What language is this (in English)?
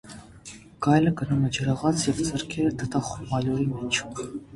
Armenian